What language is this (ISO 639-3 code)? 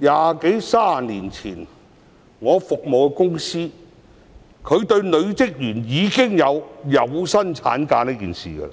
yue